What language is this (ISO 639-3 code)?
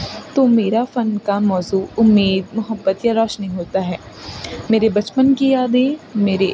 urd